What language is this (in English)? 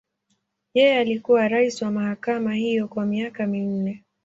Swahili